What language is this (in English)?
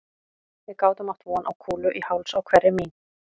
Icelandic